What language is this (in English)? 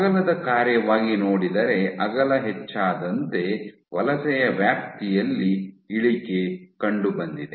Kannada